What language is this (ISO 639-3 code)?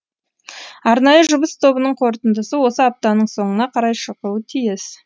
kaz